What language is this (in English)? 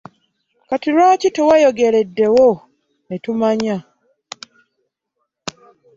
Ganda